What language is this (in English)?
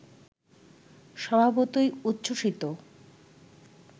Bangla